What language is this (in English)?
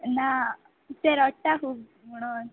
Konkani